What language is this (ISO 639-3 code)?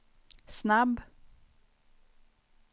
swe